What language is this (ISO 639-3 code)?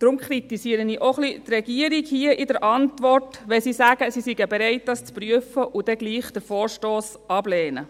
gsw